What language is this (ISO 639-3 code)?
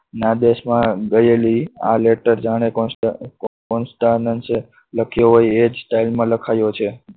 guj